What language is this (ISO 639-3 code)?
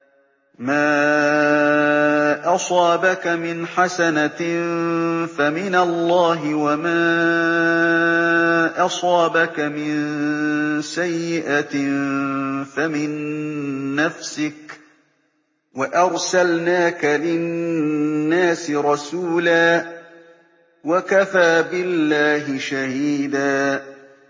ara